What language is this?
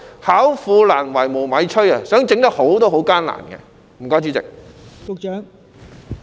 Cantonese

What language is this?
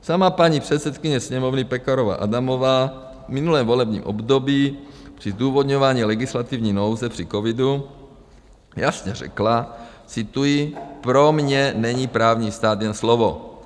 Czech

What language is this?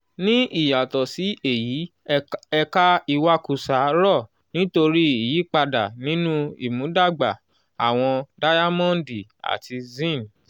Yoruba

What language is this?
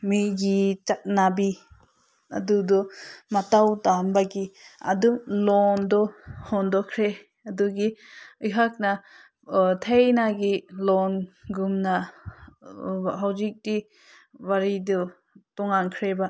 Manipuri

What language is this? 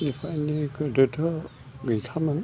Bodo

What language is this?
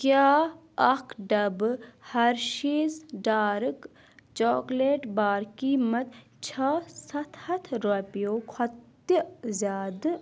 Kashmiri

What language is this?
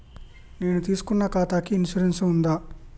Telugu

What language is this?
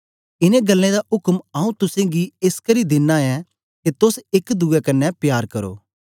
Dogri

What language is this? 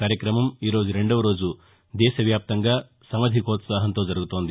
Telugu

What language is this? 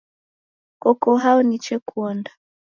Taita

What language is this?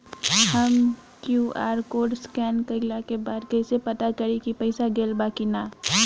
Bhojpuri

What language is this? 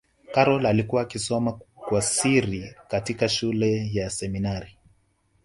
Swahili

